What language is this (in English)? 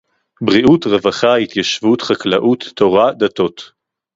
Hebrew